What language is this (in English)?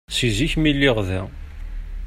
Kabyle